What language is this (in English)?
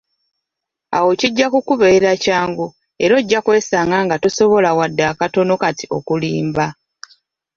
Ganda